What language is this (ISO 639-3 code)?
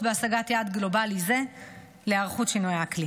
heb